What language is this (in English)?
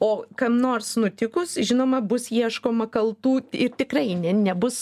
Lithuanian